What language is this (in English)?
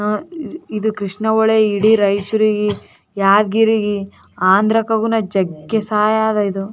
Kannada